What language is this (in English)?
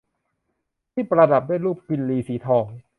Thai